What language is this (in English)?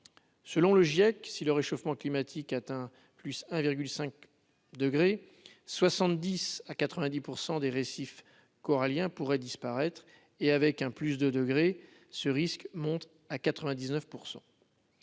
French